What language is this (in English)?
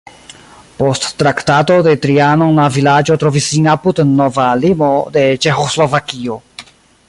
Esperanto